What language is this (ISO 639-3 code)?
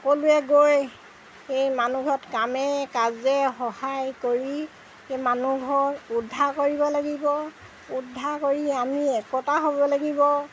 asm